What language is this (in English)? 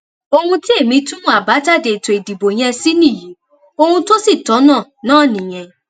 Yoruba